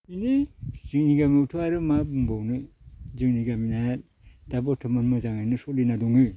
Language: Bodo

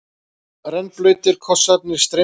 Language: Icelandic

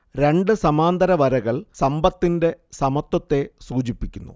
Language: Malayalam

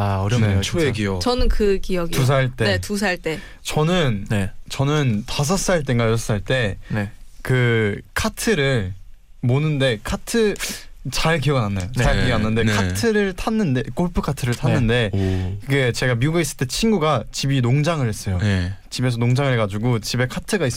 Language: Korean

